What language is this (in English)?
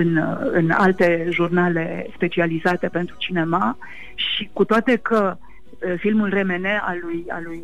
Romanian